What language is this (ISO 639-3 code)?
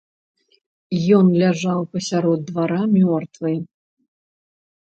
bel